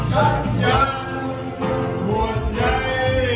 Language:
Thai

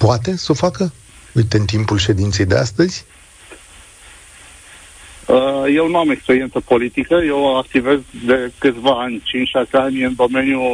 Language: Romanian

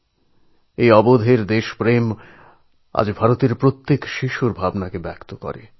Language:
Bangla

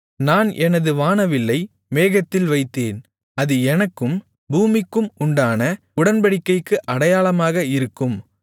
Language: Tamil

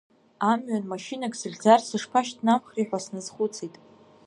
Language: Abkhazian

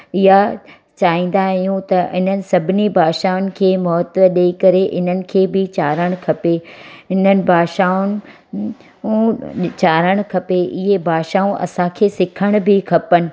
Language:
Sindhi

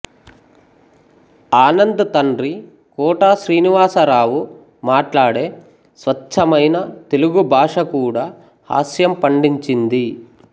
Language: Telugu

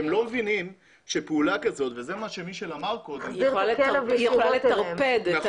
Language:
Hebrew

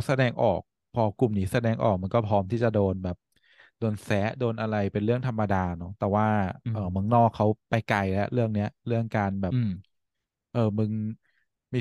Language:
Thai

